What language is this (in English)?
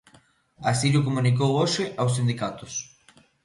Galician